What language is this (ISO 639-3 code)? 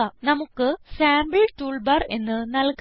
mal